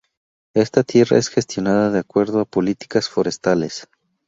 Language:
Spanish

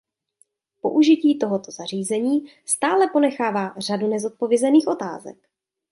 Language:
Czech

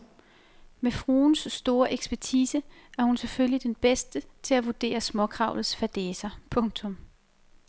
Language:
Danish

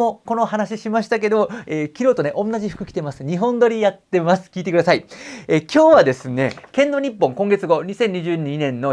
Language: Japanese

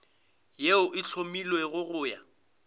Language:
Northern Sotho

